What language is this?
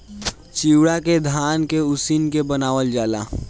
Bhojpuri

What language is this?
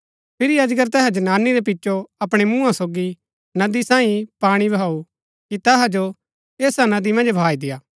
Gaddi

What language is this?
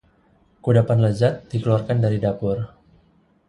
Indonesian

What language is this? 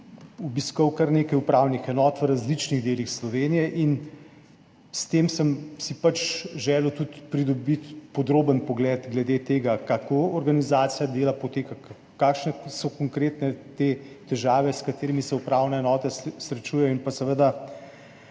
Slovenian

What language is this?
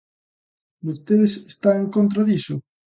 Galician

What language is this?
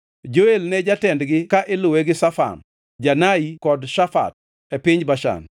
Luo (Kenya and Tanzania)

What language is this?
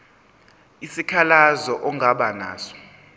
Zulu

